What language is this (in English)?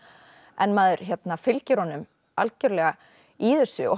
Icelandic